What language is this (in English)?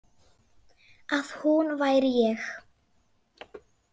Icelandic